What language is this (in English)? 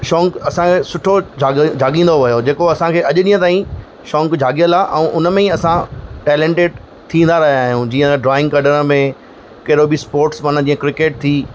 Sindhi